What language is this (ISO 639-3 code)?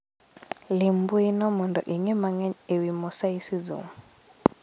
luo